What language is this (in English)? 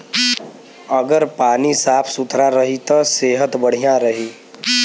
Bhojpuri